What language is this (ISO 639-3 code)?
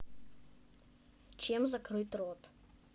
rus